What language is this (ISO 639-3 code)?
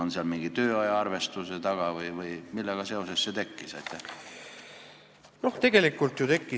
est